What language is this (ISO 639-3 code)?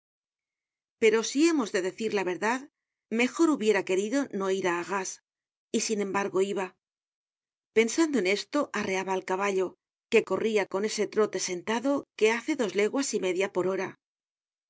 spa